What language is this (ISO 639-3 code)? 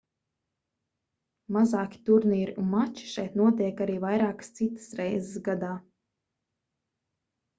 lav